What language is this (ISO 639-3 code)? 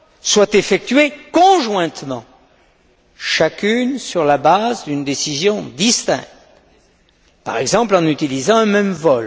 fra